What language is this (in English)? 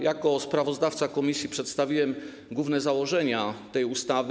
Polish